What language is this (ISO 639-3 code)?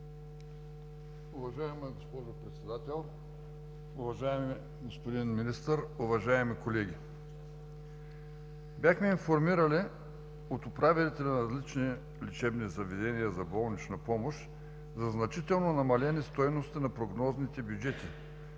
bul